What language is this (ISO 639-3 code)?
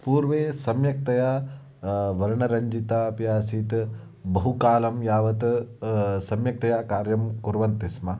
san